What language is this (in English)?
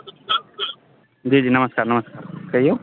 Maithili